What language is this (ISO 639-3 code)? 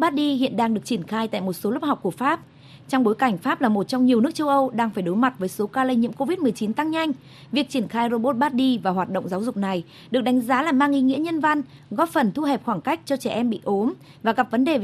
vie